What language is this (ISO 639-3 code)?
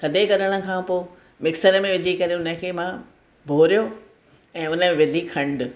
snd